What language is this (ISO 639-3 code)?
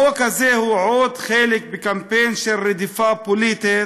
heb